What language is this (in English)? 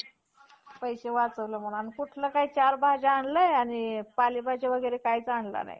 Marathi